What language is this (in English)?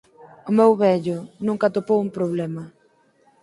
Galician